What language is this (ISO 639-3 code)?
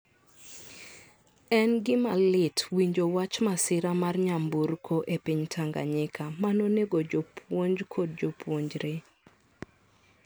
luo